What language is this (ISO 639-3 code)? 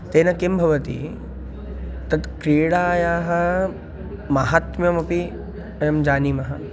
san